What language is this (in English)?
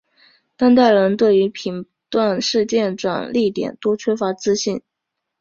Chinese